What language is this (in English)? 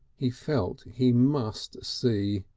English